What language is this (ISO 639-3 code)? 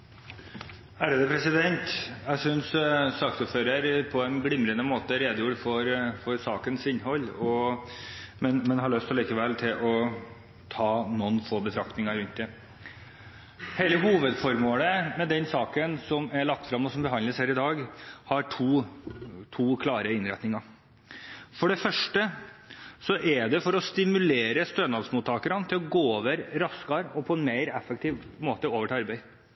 nor